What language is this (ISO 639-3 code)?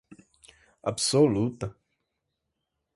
por